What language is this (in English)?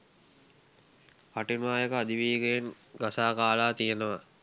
Sinhala